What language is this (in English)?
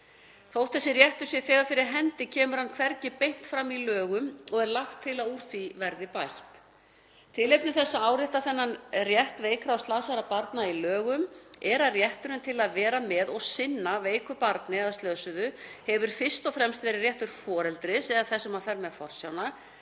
Icelandic